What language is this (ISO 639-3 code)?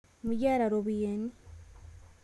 mas